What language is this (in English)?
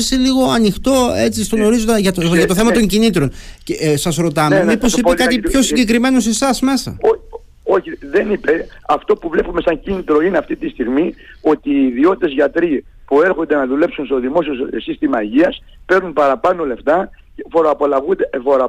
Greek